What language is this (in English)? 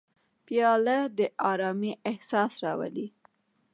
Pashto